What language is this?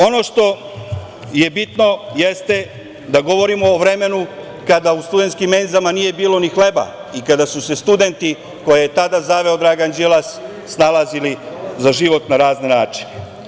Serbian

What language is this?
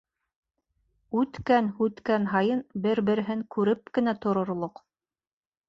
Bashkir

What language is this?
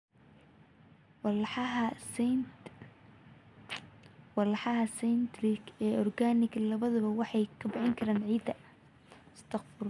Somali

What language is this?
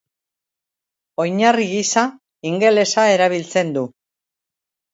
Basque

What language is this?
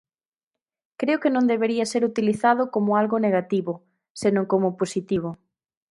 Galician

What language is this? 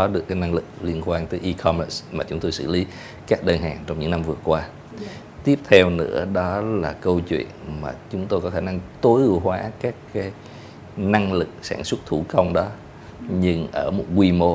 Vietnamese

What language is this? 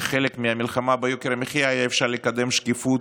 Hebrew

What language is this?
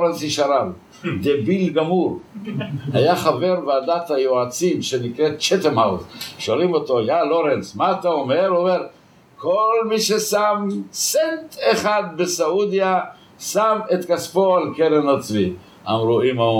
Hebrew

